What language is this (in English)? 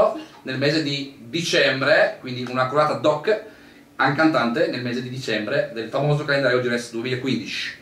Italian